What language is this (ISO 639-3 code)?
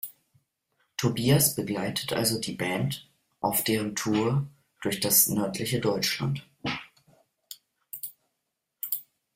deu